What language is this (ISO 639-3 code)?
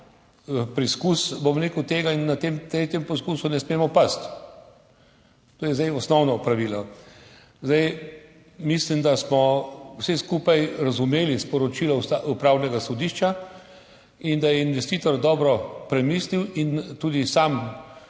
slv